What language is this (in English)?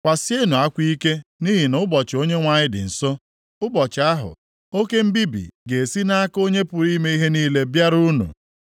Igbo